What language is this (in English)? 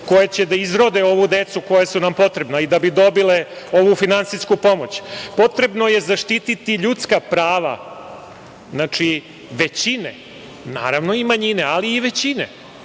Serbian